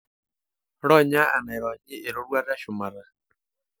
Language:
Masai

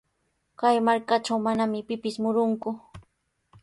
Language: Sihuas Ancash Quechua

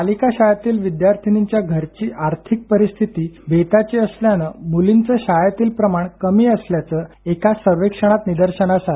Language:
Marathi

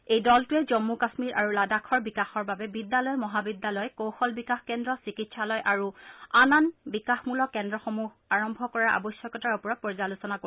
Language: Assamese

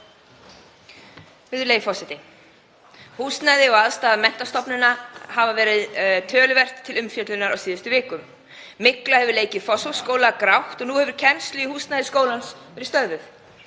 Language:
Icelandic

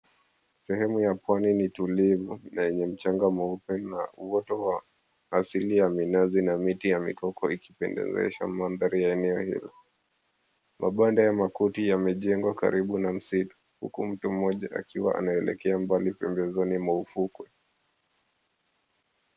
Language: Swahili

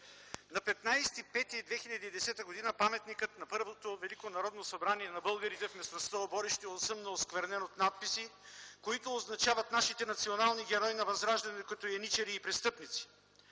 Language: Bulgarian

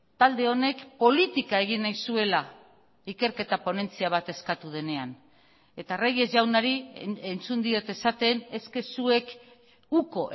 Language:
Basque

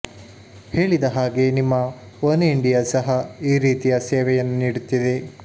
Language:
Kannada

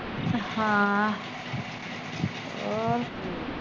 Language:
Punjabi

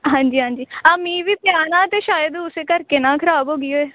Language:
Punjabi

